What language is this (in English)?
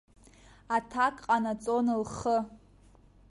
Abkhazian